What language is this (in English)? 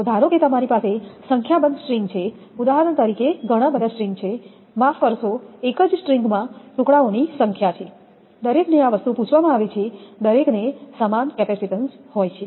Gujarati